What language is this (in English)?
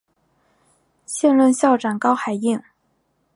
Chinese